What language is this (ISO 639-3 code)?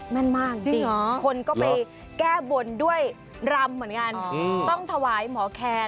tha